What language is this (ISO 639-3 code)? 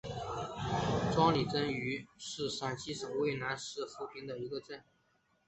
zho